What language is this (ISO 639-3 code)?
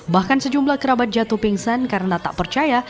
ind